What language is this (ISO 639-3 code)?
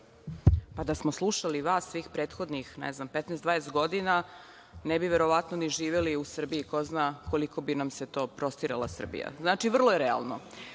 srp